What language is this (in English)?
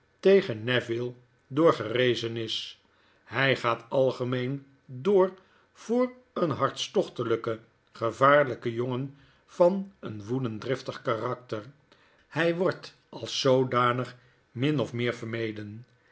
Dutch